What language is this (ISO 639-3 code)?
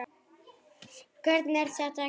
isl